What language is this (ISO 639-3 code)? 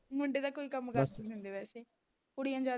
pan